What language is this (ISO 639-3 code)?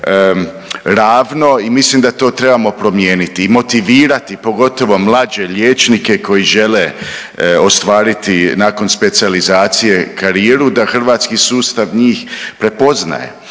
hrv